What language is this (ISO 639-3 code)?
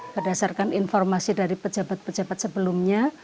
ind